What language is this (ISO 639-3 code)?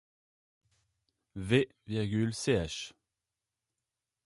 fra